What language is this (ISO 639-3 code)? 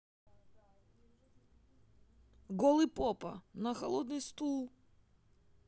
rus